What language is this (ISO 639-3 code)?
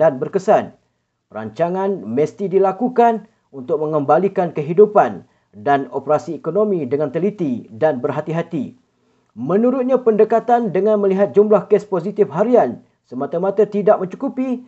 msa